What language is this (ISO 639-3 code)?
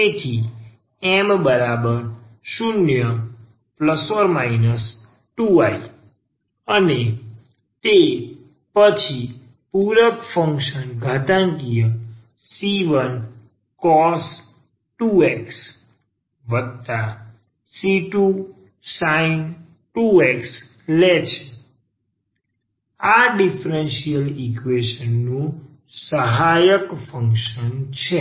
guj